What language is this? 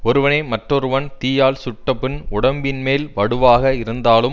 Tamil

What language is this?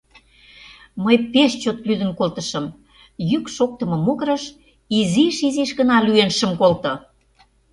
Mari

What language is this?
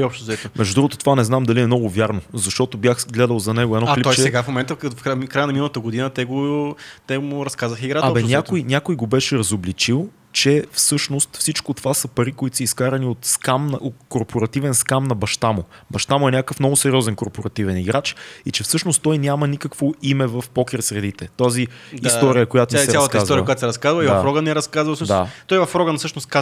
Bulgarian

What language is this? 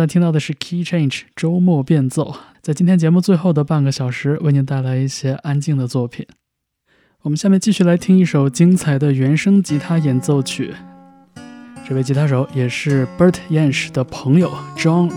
Chinese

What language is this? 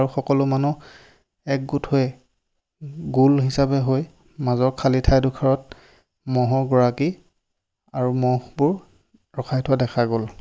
Assamese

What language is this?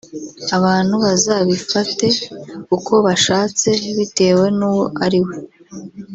Kinyarwanda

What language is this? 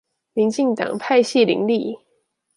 Chinese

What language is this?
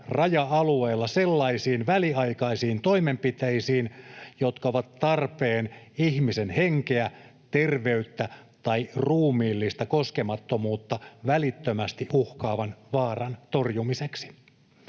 Finnish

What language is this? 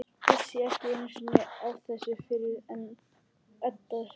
Icelandic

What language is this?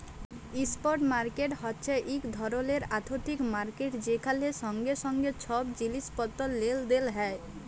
Bangla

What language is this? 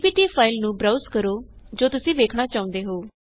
Punjabi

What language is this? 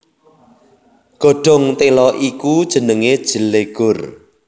Javanese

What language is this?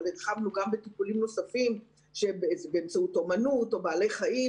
Hebrew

